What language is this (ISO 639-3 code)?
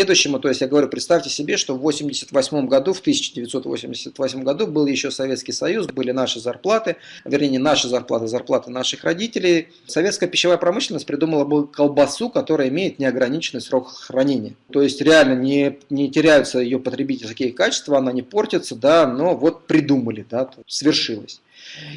rus